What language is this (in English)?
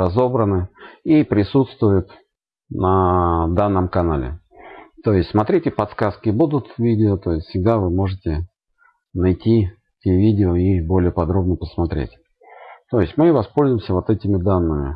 Russian